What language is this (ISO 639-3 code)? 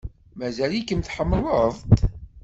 kab